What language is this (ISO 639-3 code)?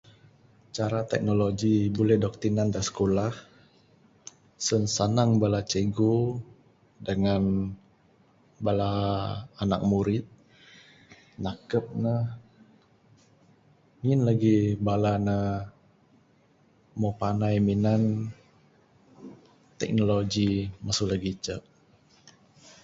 sdo